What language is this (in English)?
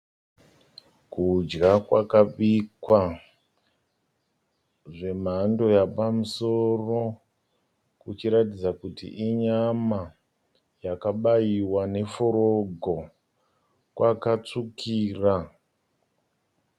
Shona